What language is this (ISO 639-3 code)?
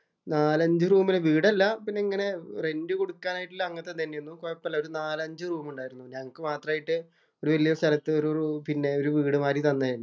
mal